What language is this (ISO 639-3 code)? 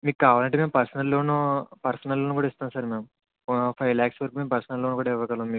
tel